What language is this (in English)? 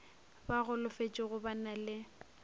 Northern Sotho